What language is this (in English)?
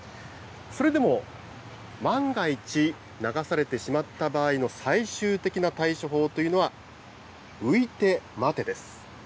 Japanese